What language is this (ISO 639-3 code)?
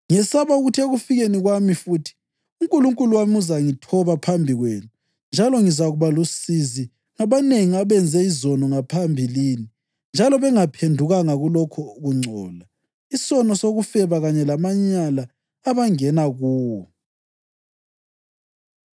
nde